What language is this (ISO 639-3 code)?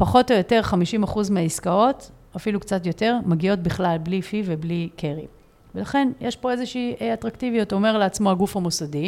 heb